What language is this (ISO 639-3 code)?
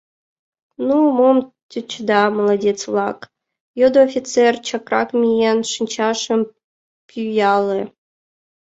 chm